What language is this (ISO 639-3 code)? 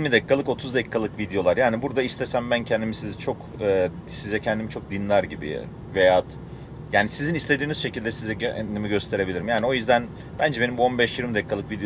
tur